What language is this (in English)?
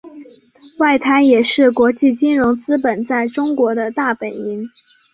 Chinese